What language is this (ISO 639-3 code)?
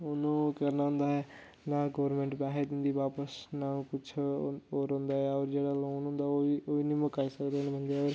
doi